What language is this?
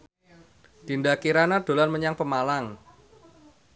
Javanese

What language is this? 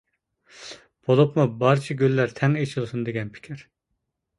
Uyghur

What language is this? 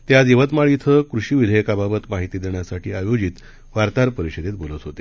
Marathi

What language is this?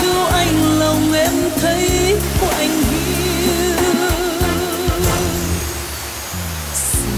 Vietnamese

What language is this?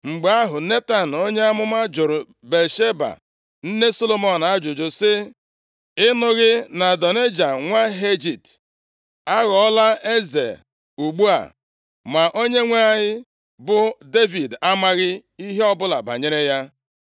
Igbo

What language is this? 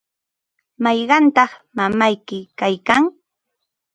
Ambo-Pasco Quechua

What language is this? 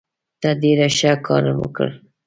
Pashto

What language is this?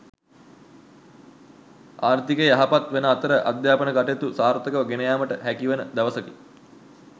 Sinhala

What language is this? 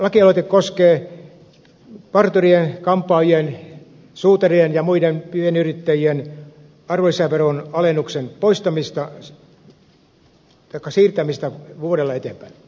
Finnish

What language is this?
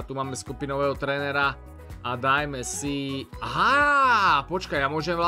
Slovak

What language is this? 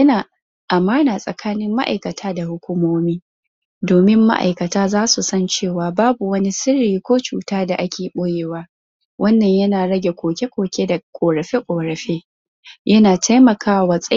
Hausa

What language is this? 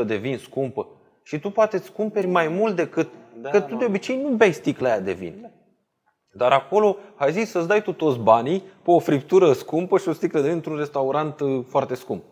Romanian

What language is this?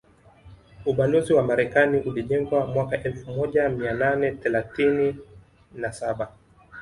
Swahili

